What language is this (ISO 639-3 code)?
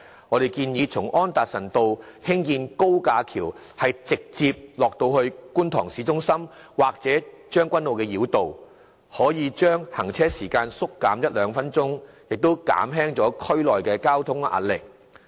yue